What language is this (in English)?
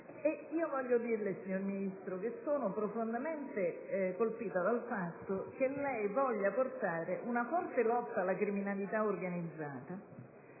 Italian